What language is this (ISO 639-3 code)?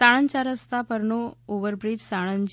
guj